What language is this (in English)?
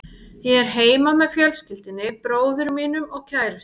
Icelandic